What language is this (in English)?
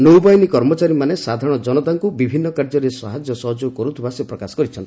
Odia